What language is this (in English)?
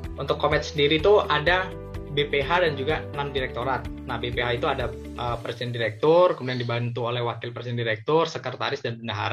Indonesian